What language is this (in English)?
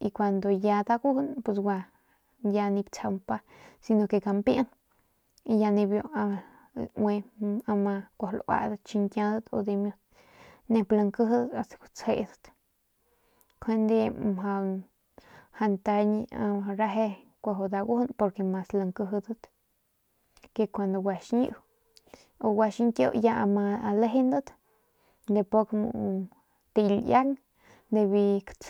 Northern Pame